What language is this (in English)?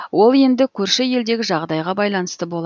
Kazakh